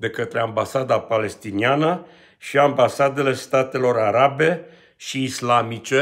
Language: Romanian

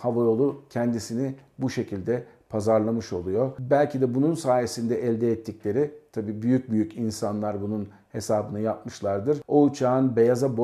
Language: Turkish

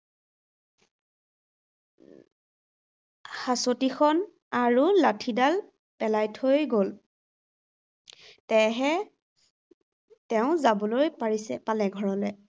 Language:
Assamese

